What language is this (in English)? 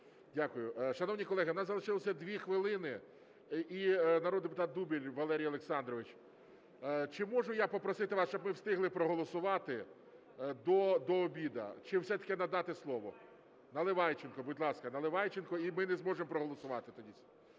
Ukrainian